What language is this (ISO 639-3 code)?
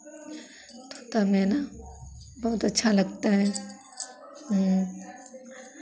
hin